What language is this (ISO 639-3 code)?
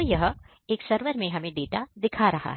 hin